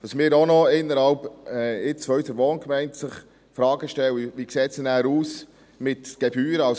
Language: Swiss German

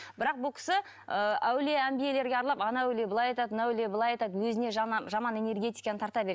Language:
Kazakh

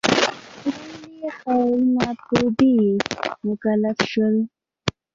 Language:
Pashto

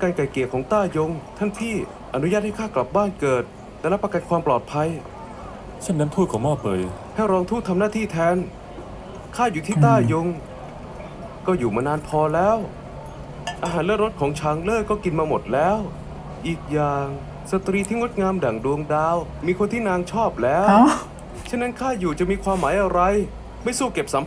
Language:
Thai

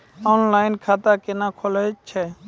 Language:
Maithili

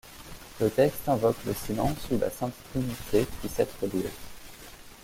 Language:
French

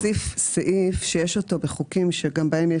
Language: Hebrew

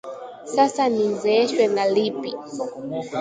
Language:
Swahili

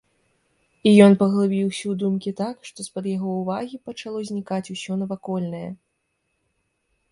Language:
Belarusian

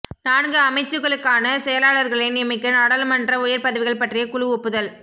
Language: Tamil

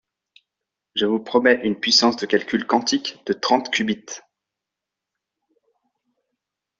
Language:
French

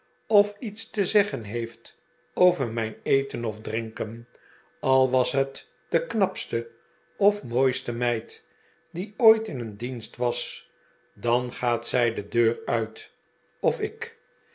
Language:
Dutch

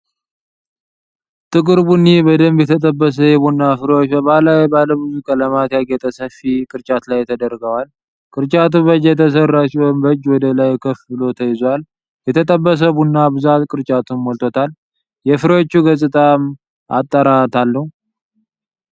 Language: Amharic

